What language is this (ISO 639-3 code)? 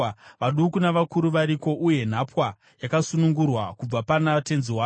sna